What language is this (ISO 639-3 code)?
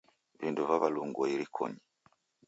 dav